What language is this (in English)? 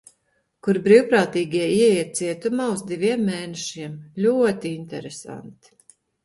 Latvian